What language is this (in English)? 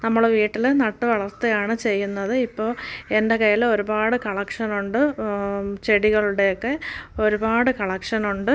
Malayalam